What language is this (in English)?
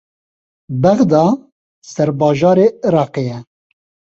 Kurdish